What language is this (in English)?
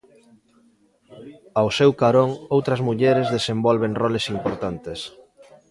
Galician